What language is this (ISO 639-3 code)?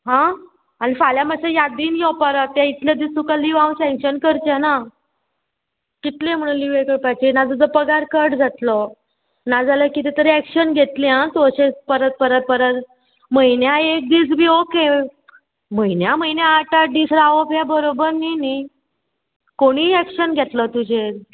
kok